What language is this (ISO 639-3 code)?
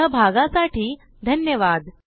mar